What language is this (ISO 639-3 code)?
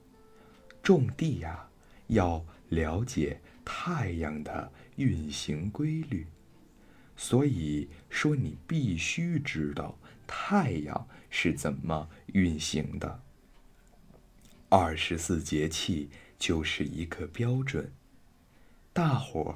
zho